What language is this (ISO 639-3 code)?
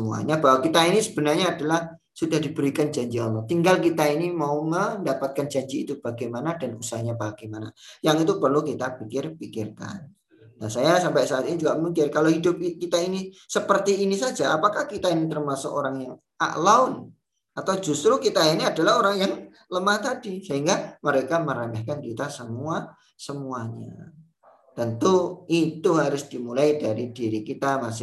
ind